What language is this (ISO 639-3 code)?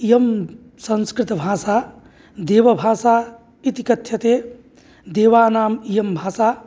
san